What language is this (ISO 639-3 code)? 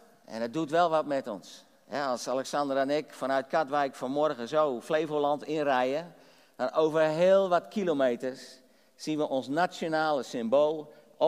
nld